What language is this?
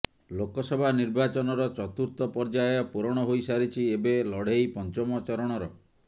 Odia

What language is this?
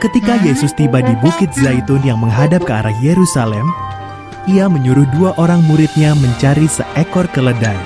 Indonesian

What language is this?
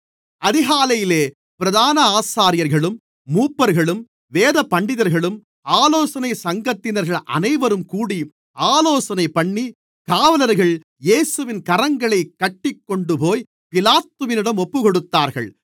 Tamil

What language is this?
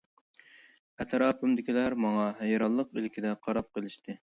Uyghur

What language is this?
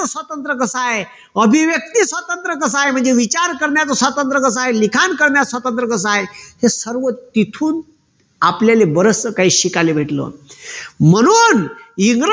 Marathi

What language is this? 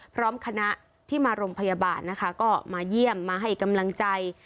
Thai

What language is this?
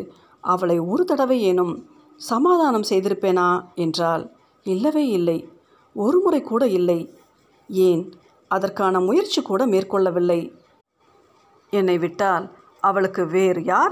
Tamil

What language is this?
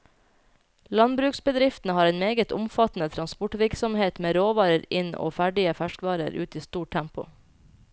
Norwegian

